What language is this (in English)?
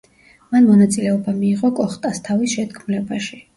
Georgian